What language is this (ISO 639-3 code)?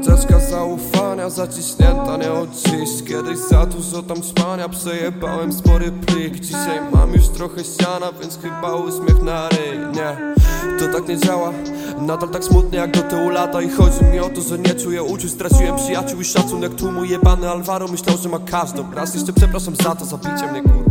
pol